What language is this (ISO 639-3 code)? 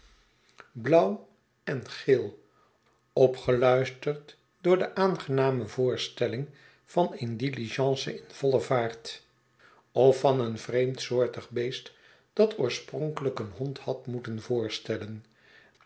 nld